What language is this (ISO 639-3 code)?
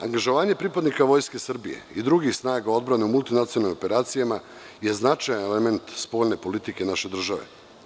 srp